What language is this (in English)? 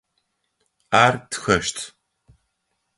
Adyghe